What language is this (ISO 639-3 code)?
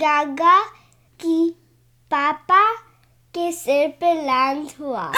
hin